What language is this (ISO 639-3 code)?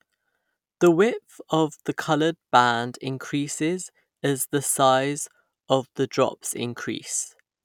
eng